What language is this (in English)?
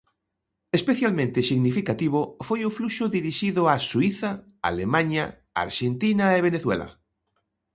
Galician